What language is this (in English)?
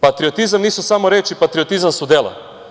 Serbian